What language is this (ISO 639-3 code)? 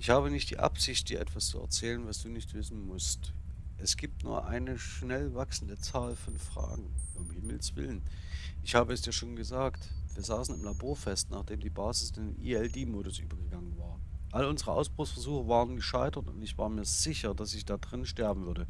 deu